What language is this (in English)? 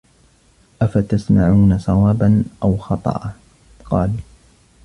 Arabic